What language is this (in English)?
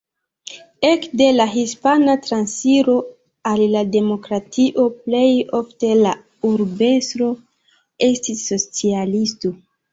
Esperanto